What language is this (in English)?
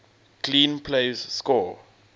English